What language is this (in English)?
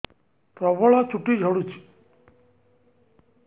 Odia